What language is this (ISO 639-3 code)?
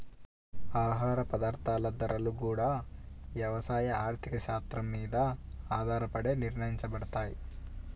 tel